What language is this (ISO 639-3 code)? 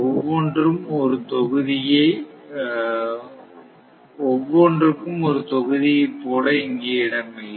tam